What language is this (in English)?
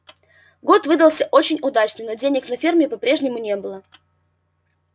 Russian